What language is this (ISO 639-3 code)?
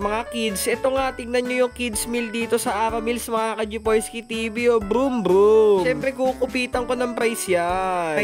fil